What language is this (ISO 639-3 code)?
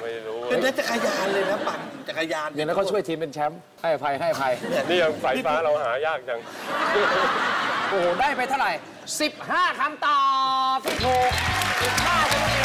tha